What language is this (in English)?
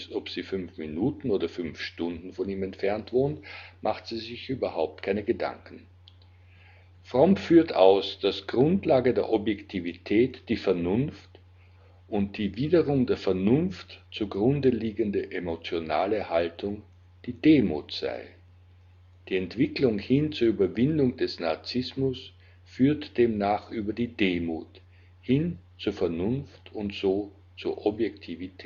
German